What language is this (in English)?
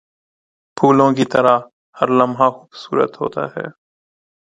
Urdu